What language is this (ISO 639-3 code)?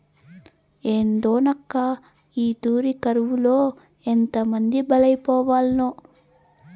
tel